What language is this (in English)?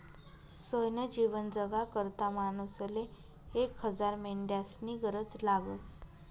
Marathi